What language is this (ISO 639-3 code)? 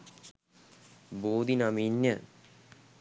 sin